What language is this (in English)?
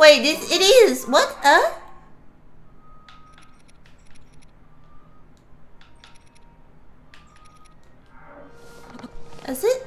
English